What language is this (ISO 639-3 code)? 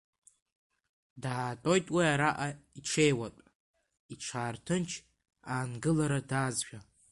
abk